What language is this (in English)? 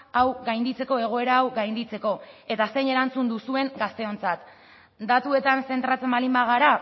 Basque